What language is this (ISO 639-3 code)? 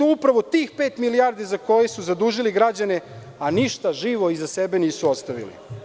srp